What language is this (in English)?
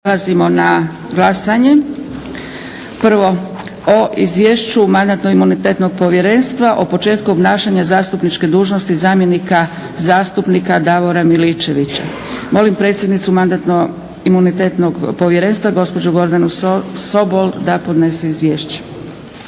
Croatian